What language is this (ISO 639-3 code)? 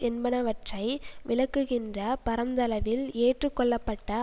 tam